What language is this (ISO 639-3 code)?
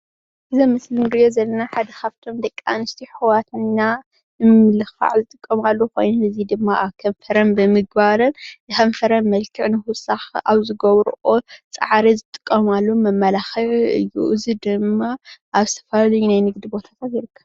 tir